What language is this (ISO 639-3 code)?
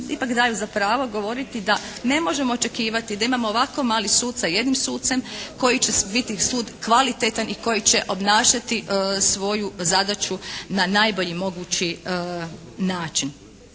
hrv